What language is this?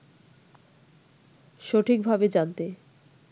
Bangla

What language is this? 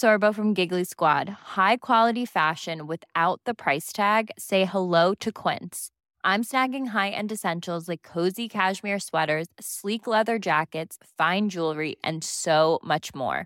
Persian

